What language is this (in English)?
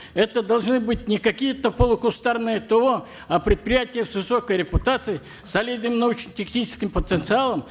Kazakh